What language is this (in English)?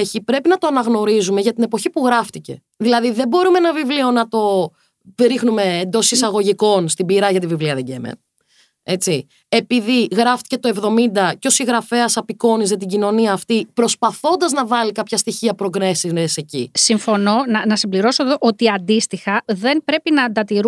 Greek